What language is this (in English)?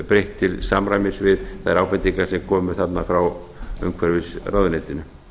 Icelandic